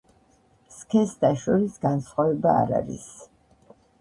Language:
Georgian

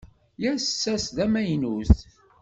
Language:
Kabyle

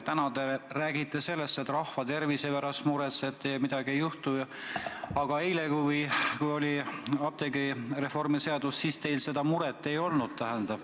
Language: Estonian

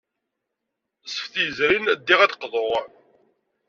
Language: Kabyle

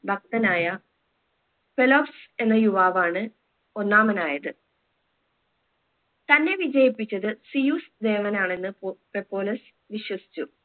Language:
Malayalam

